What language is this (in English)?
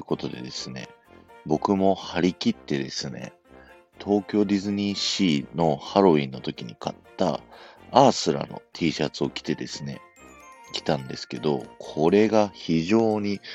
Japanese